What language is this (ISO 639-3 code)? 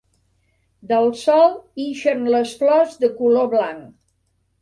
cat